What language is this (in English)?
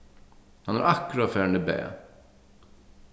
Faroese